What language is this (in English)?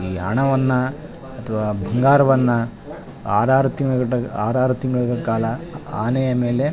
Kannada